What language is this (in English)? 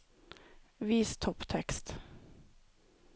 Norwegian